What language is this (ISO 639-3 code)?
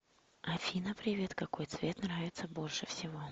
rus